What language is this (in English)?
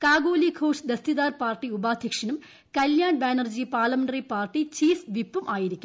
Malayalam